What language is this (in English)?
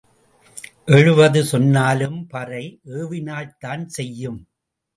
Tamil